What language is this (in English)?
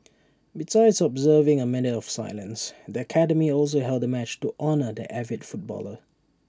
English